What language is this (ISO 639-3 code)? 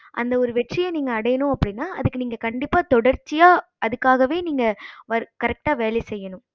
tam